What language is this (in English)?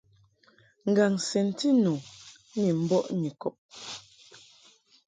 Mungaka